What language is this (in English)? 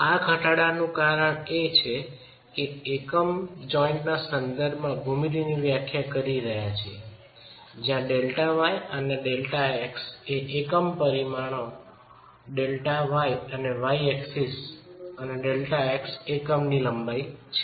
Gujarati